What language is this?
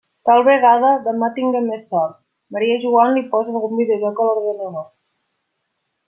Catalan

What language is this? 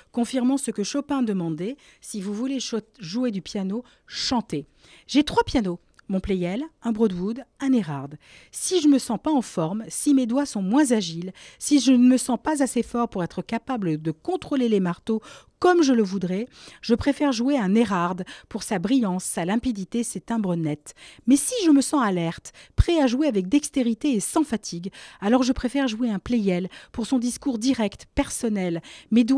French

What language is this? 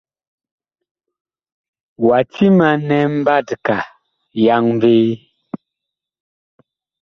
Bakoko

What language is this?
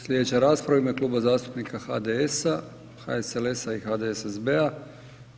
Croatian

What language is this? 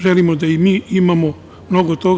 Serbian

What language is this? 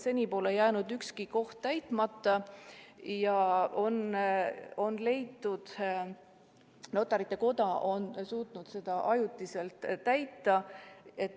Estonian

